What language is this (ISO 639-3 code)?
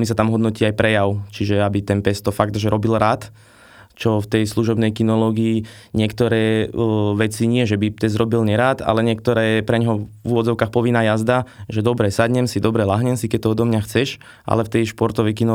slk